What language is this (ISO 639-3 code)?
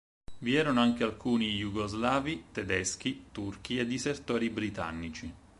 ita